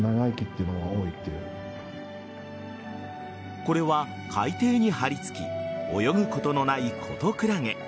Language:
Japanese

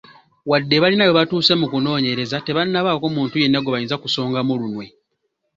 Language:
Ganda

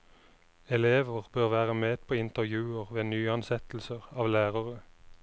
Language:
Norwegian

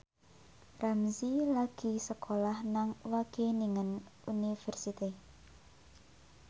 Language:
Javanese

